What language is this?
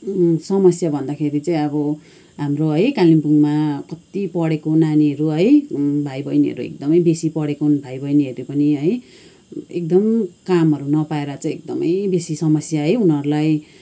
Nepali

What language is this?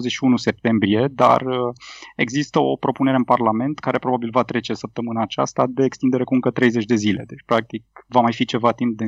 Romanian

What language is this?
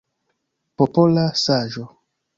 Esperanto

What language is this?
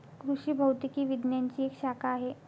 Marathi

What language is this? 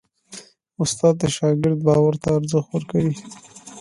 Pashto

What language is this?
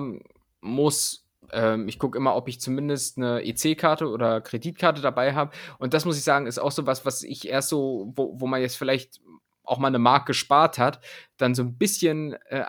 German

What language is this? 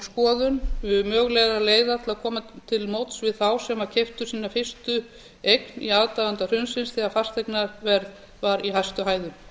Icelandic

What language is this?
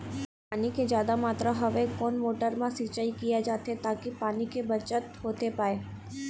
Chhattisgarhi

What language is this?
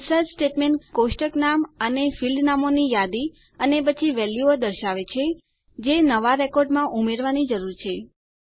Gujarati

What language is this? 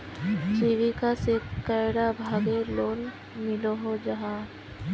Magahi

